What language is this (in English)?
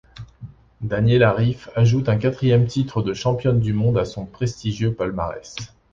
French